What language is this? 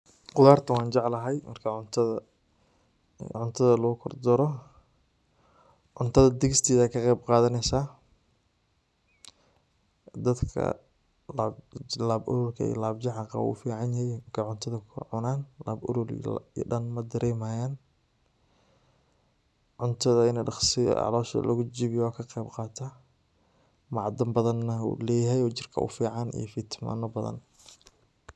Somali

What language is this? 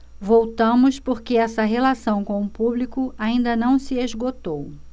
Portuguese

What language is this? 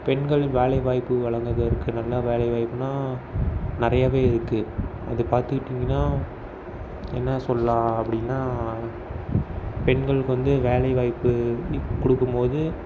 Tamil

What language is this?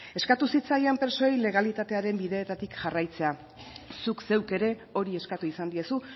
Basque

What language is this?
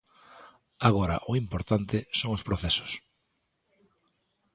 Galician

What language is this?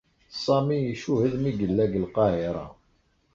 Kabyle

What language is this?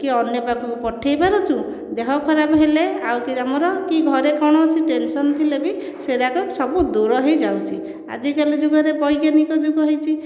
Odia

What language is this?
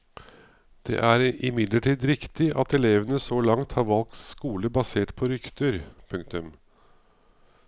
Norwegian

